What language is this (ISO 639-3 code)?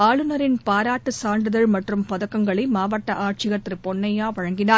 tam